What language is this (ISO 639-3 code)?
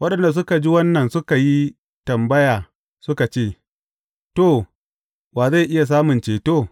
hau